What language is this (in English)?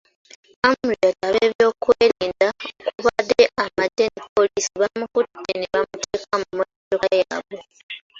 Ganda